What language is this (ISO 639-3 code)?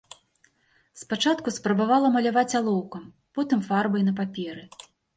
bel